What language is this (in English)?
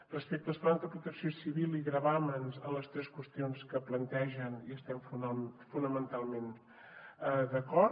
Catalan